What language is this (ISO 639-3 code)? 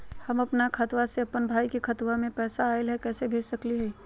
mag